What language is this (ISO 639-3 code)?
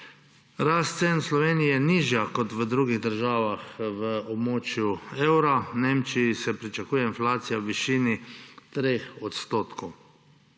slv